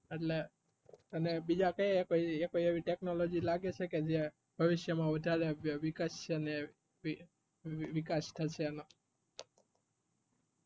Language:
Gujarati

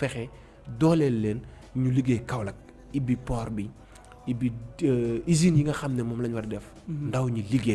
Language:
French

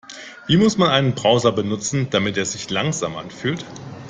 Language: German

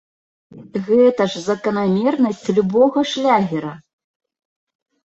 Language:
Belarusian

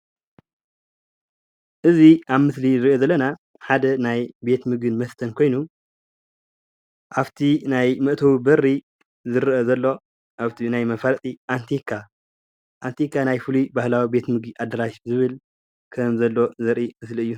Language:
Tigrinya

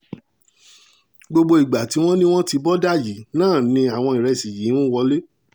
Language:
Yoruba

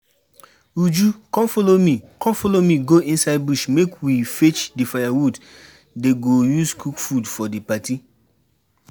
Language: Nigerian Pidgin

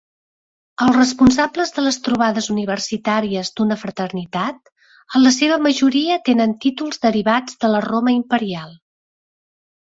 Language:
Catalan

